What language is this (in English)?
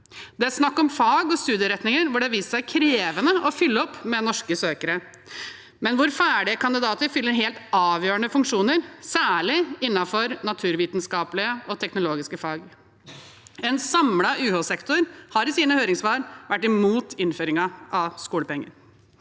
Norwegian